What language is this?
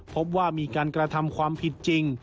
Thai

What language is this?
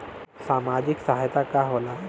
Bhojpuri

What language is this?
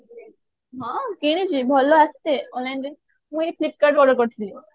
Odia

